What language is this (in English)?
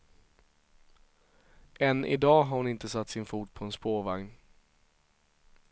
Swedish